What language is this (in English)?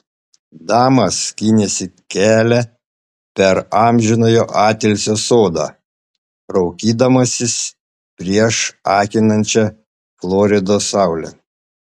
Lithuanian